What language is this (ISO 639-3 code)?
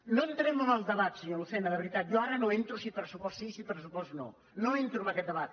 cat